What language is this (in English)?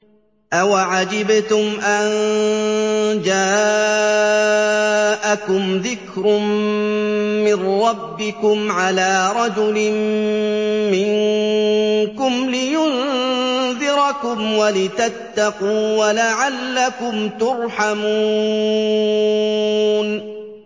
Arabic